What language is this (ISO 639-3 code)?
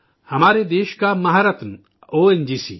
urd